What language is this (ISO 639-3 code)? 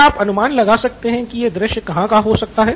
hin